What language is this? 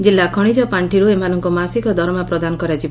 Odia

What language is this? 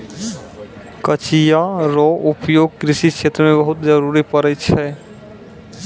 Maithili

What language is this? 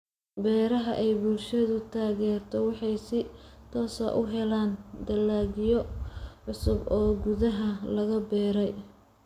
Somali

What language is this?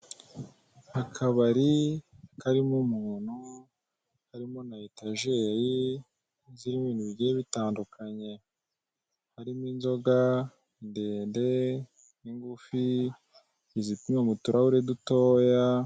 Kinyarwanda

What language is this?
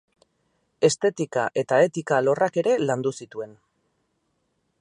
Basque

